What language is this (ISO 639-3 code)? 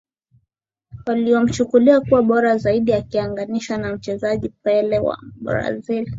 swa